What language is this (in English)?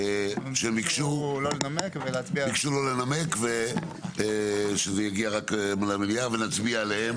Hebrew